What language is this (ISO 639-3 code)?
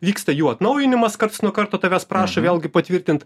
lit